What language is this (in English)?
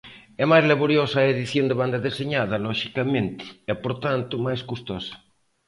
Galician